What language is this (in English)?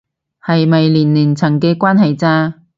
Cantonese